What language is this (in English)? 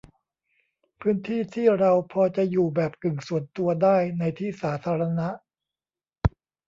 Thai